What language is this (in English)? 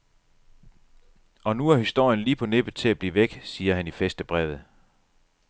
Danish